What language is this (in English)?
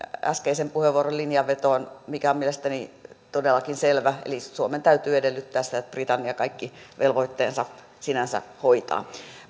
Finnish